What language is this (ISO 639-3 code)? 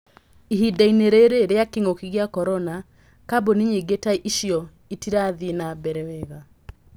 kik